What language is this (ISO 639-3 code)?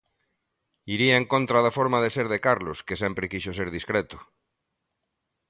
glg